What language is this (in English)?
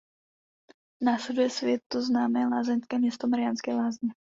Czech